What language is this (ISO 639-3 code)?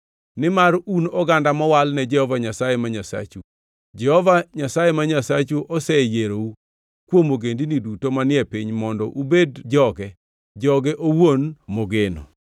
luo